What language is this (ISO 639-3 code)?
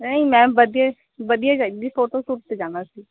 pan